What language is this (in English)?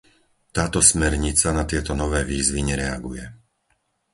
Slovak